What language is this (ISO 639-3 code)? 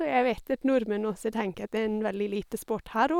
nor